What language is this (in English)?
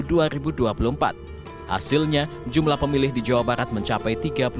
Indonesian